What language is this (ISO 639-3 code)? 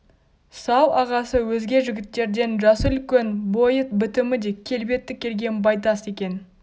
kaz